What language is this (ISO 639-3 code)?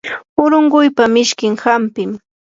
qur